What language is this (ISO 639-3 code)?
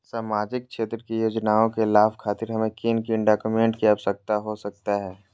mag